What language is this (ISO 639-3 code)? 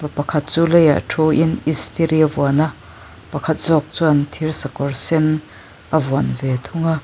lus